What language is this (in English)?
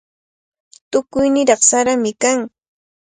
Cajatambo North Lima Quechua